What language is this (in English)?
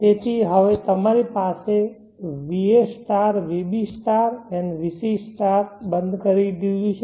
Gujarati